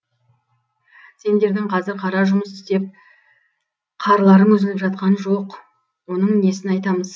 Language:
Kazakh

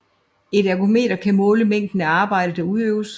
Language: Danish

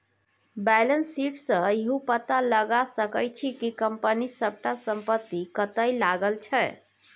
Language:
Maithili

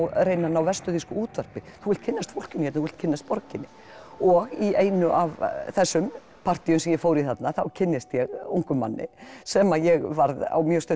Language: Icelandic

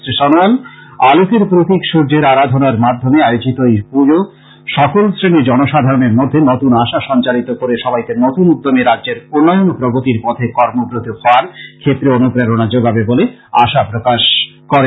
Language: Bangla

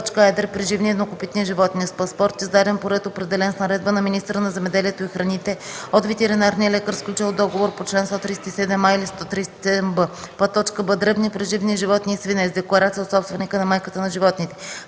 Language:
Bulgarian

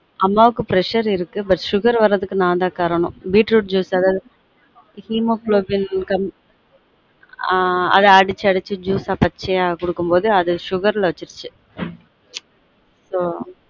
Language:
Tamil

